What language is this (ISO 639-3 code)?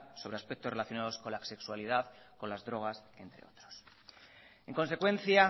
spa